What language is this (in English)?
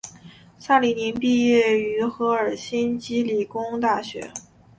Chinese